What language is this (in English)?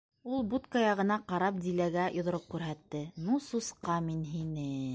Bashkir